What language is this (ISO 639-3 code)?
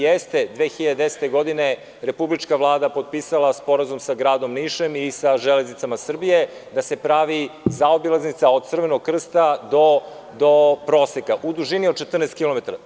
srp